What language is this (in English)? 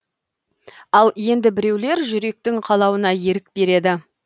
Kazakh